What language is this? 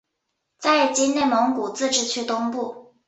Chinese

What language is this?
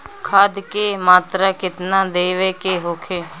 Bhojpuri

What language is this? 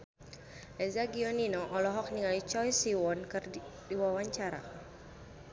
Sundanese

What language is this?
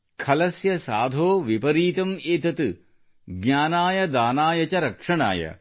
Kannada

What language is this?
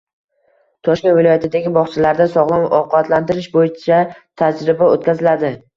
Uzbek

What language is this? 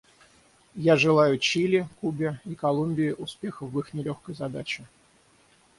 Russian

